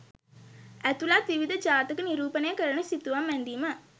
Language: Sinhala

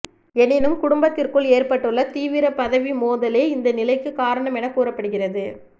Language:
Tamil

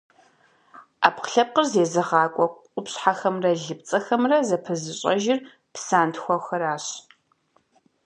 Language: Kabardian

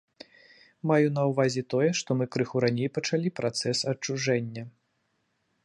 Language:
Belarusian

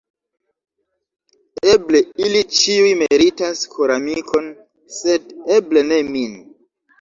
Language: Esperanto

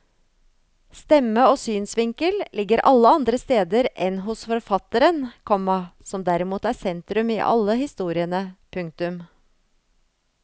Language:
Norwegian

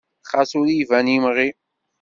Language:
Kabyle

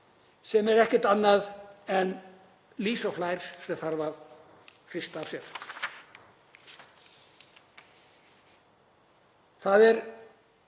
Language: Icelandic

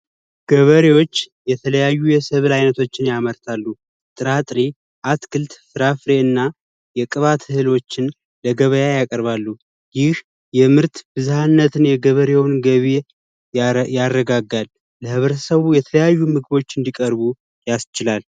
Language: Amharic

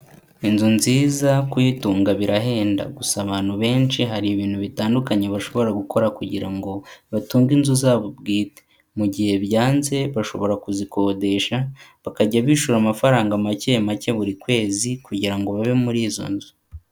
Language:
Kinyarwanda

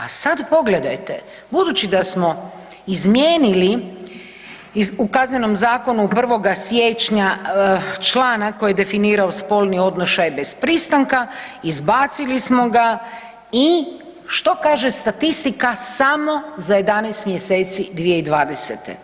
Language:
Croatian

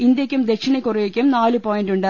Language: Malayalam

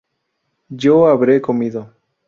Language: Spanish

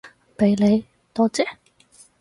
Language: Cantonese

